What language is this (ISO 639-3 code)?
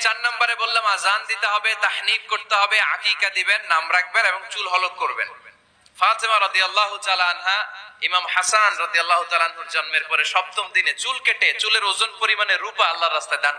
hin